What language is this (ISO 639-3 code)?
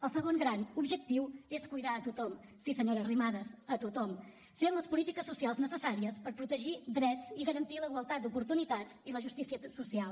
cat